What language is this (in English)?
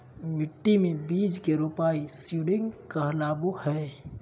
Magahi